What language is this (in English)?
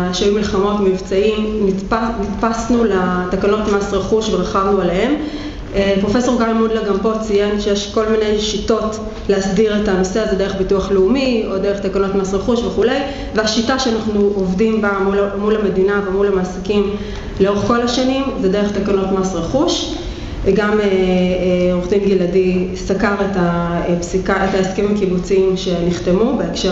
Hebrew